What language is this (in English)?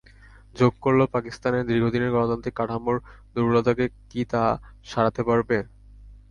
Bangla